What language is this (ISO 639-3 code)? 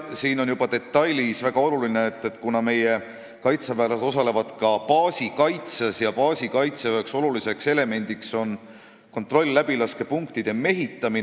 est